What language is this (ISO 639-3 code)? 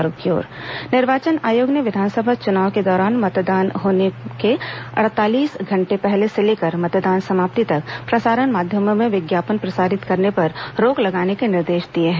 hin